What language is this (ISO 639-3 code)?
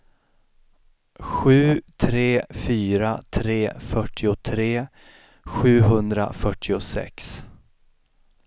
swe